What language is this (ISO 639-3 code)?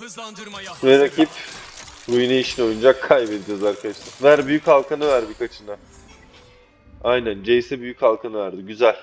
tur